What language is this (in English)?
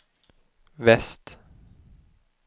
Swedish